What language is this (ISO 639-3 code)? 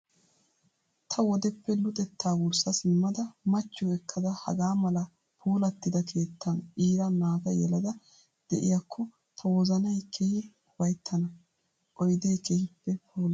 wal